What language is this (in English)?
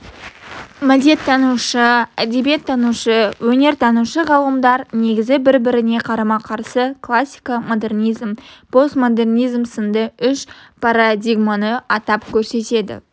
Kazakh